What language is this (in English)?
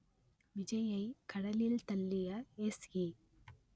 Tamil